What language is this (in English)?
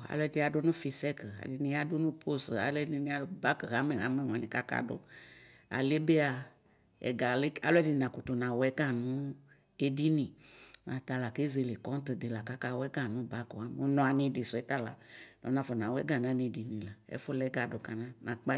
Ikposo